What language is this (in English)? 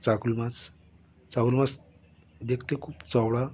Bangla